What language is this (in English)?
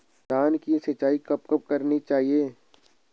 Hindi